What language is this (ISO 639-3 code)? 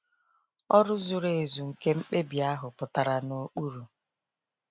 ibo